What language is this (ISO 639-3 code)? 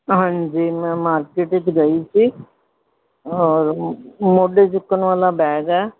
pan